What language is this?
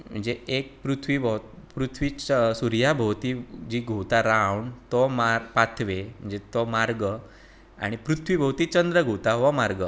Konkani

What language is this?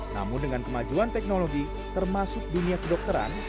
Indonesian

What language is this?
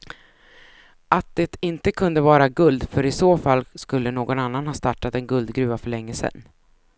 Swedish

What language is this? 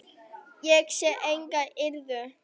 Icelandic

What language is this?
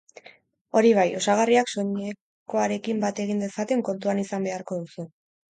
Basque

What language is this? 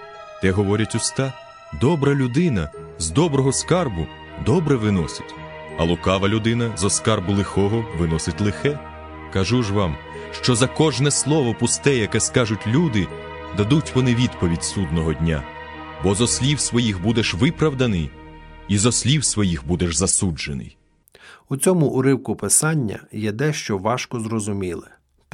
Ukrainian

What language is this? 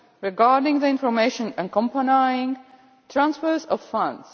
English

